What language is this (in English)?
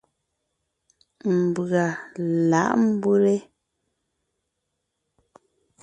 Ngiemboon